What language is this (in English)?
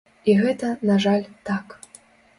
Belarusian